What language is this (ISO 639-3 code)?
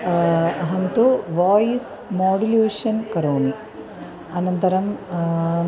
san